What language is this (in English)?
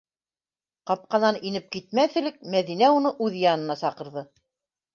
Bashkir